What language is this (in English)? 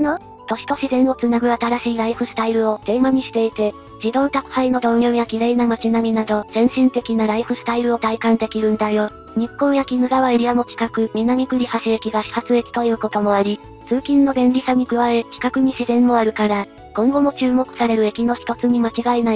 Japanese